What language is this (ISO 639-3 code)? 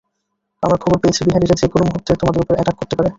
ben